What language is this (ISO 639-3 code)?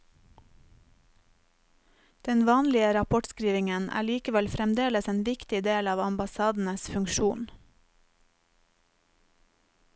nor